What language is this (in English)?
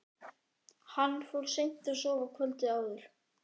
Icelandic